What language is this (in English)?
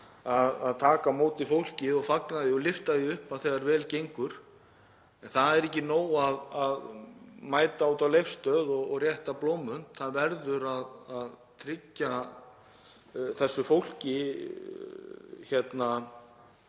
Icelandic